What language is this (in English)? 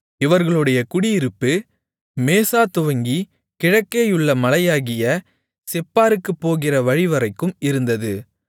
Tamil